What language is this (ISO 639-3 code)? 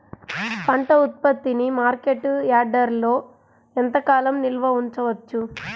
tel